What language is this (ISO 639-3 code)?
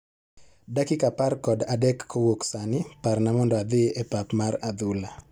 luo